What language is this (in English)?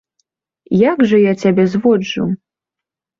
Belarusian